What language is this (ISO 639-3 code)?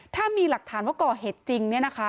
tha